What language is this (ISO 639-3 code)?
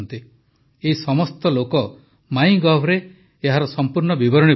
ori